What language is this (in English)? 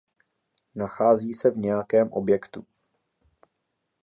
Czech